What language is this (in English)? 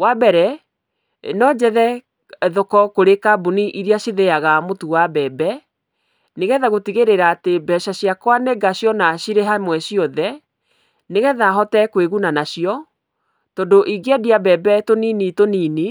Kikuyu